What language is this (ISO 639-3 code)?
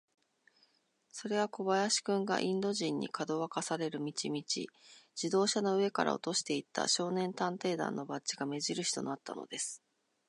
jpn